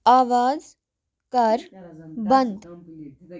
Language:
Kashmiri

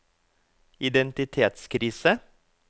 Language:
Norwegian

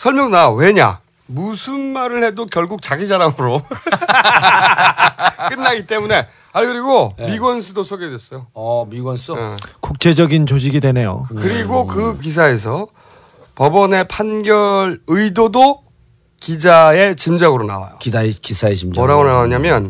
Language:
Korean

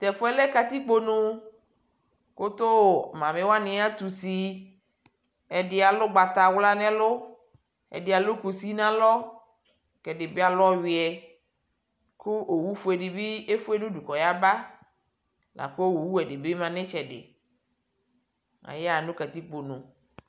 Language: Ikposo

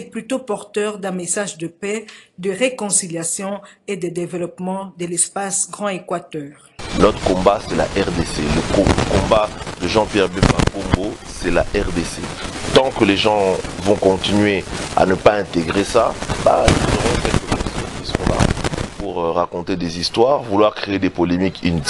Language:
French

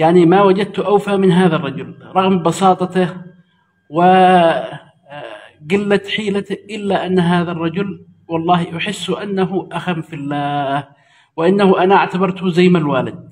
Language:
Arabic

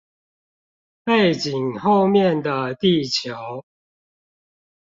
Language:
Chinese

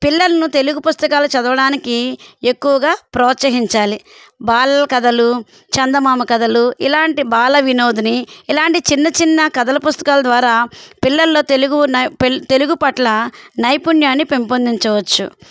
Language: Telugu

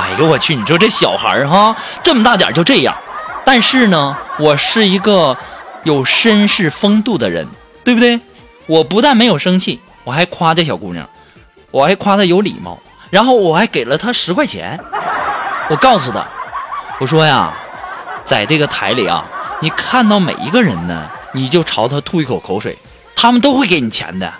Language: Chinese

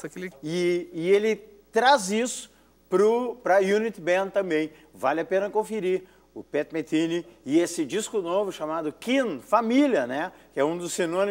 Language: Portuguese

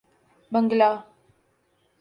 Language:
Urdu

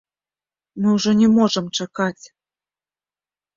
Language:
Belarusian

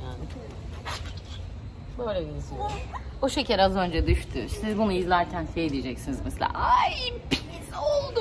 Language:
Turkish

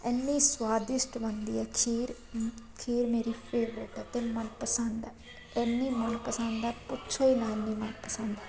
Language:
Punjabi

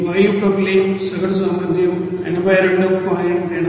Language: Telugu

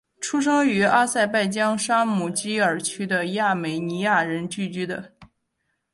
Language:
Chinese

